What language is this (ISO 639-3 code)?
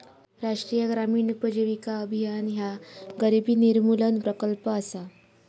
mar